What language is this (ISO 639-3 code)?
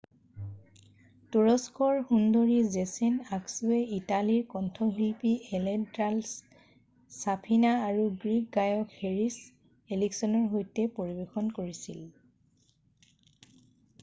asm